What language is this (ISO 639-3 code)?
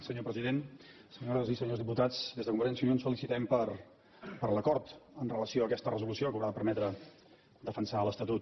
cat